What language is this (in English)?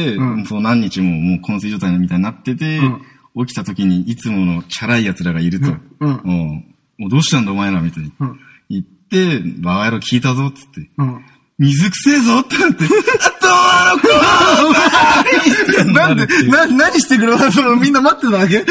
Japanese